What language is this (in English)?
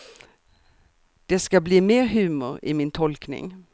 Swedish